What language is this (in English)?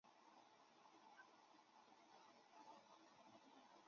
Chinese